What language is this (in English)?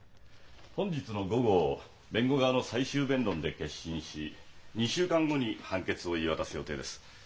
Japanese